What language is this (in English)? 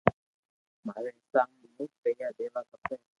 Loarki